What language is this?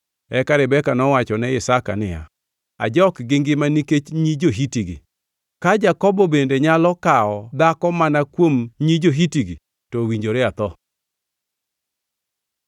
Luo (Kenya and Tanzania)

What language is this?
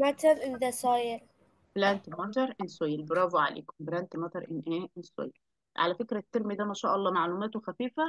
Arabic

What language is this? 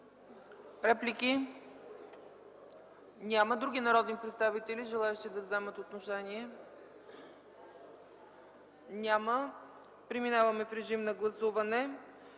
Bulgarian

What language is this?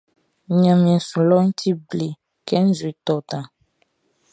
Baoulé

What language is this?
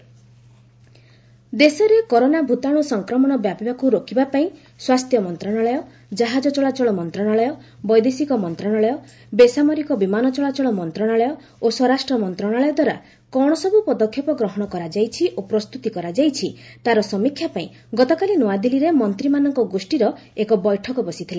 Odia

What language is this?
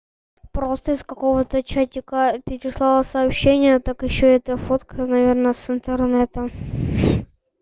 Russian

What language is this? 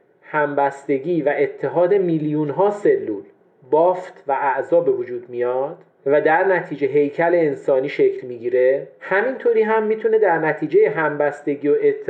Persian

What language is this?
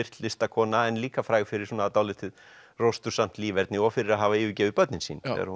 Icelandic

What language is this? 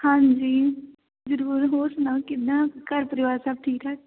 Punjabi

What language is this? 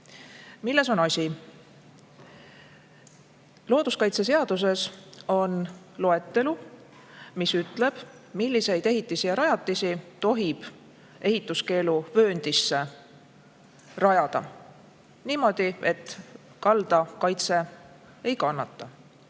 Estonian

